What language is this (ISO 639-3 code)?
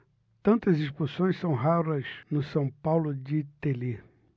por